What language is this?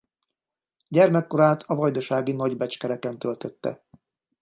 Hungarian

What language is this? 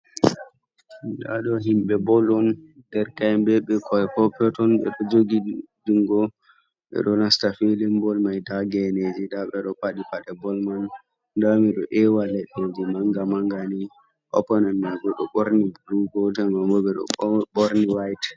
Fula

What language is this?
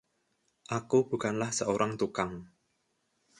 Indonesian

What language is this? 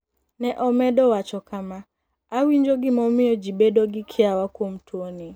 Luo (Kenya and Tanzania)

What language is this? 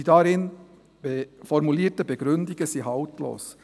Swiss German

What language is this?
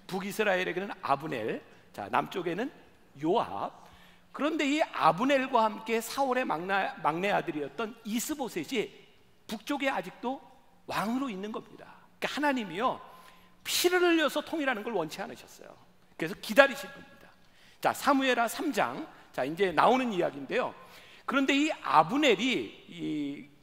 Korean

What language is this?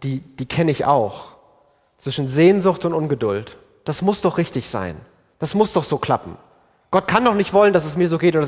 German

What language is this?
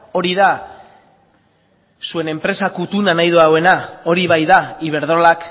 Basque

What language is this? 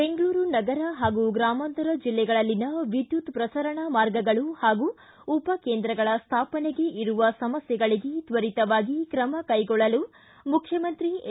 Kannada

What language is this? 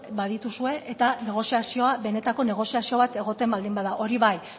Basque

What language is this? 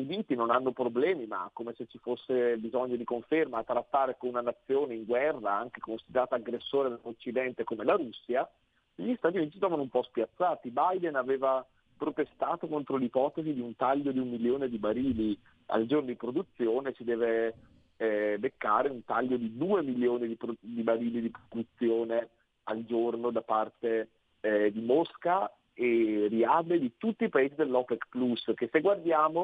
Italian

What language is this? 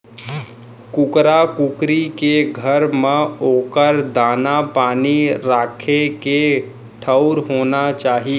Chhattisgarhi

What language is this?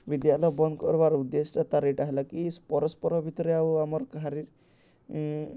Odia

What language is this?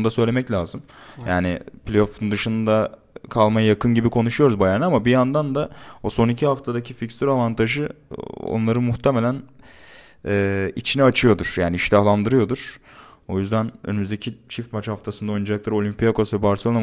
Turkish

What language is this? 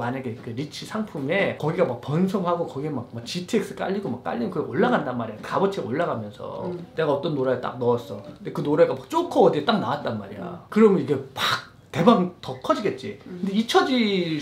Korean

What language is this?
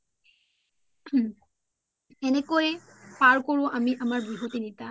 Assamese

